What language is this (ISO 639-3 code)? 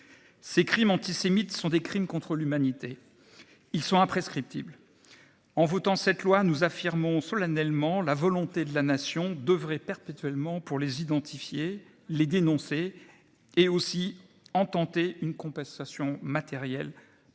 fra